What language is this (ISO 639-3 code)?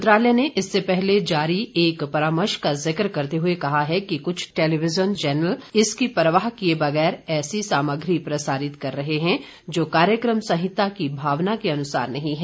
hin